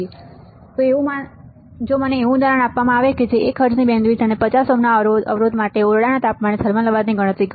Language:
Gujarati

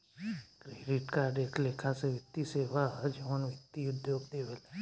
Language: Bhojpuri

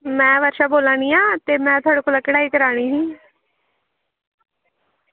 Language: Dogri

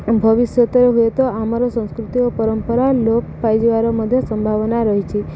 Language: Odia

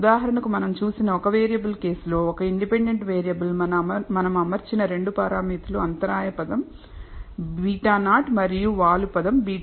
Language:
Telugu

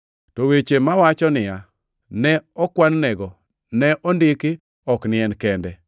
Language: Luo (Kenya and Tanzania)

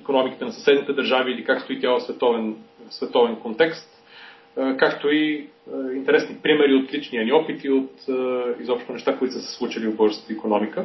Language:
Bulgarian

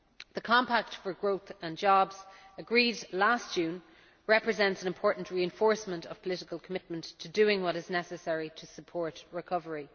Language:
English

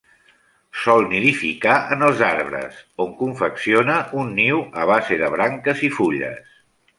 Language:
Catalan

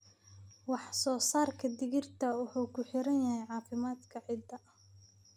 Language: Somali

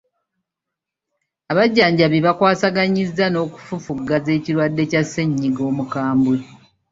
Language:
Ganda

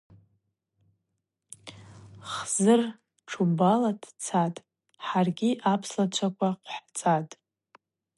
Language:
Abaza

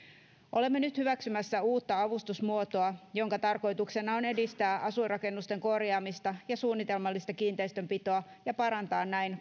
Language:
Finnish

